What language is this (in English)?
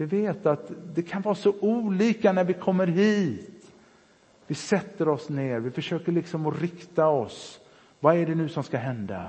Swedish